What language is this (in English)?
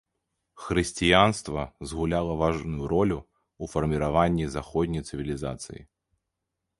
Belarusian